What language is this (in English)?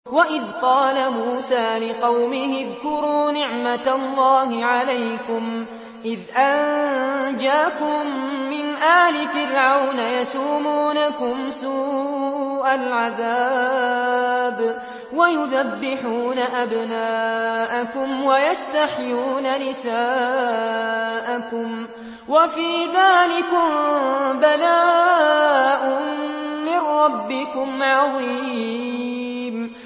Arabic